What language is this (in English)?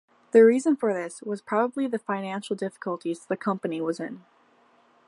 English